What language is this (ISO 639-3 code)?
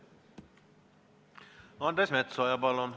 est